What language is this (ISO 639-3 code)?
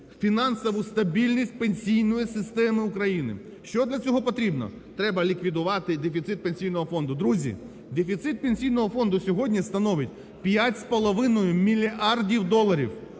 ukr